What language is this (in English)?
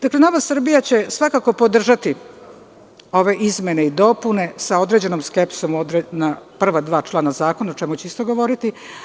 Serbian